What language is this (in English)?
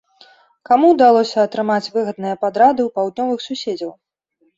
Belarusian